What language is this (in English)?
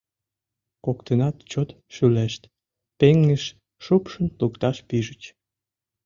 Mari